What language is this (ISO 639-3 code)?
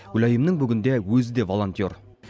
kaz